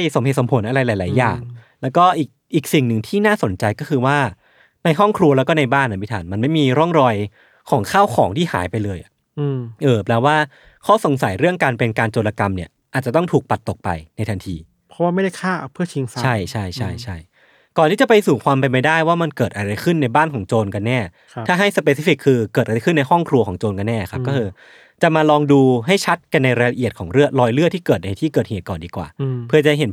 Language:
Thai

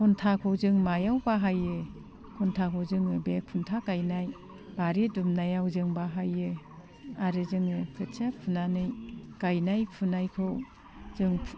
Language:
Bodo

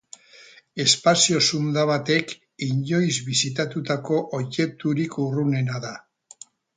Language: Basque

